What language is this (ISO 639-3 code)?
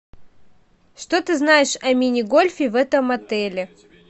rus